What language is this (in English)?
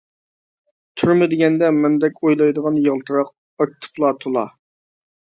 Uyghur